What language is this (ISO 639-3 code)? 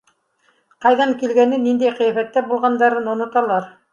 bak